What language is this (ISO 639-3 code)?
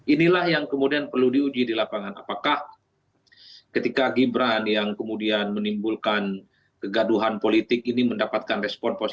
ind